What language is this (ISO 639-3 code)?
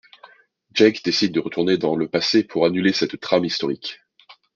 fra